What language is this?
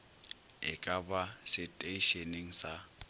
Northern Sotho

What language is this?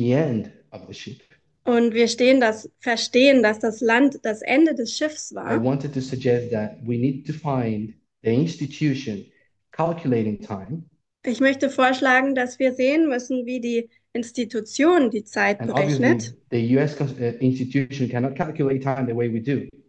German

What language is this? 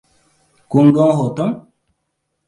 Hausa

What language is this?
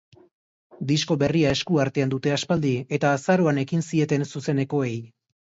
Basque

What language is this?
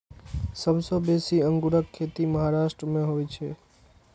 Maithili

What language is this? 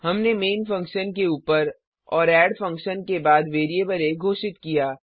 Hindi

